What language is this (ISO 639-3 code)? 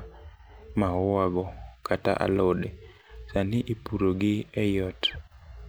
luo